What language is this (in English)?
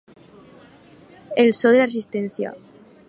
Catalan